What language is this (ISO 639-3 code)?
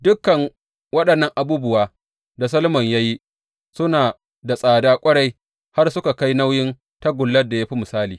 hau